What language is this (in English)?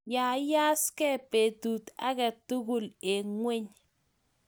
Kalenjin